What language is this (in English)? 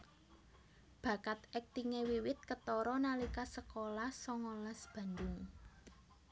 Javanese